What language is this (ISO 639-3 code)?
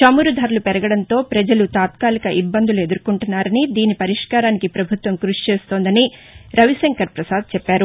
tel